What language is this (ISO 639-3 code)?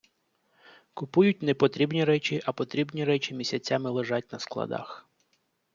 ukr